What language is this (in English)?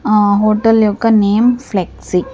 Telugu